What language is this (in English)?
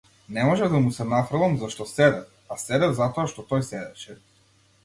Macedonian